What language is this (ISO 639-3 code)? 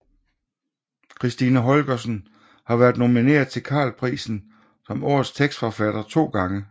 dan